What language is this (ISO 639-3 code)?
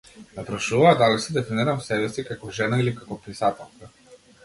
mkd